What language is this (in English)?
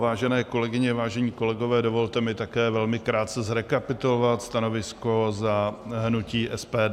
Czech